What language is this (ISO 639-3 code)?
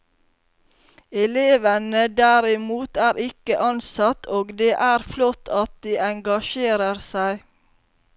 nor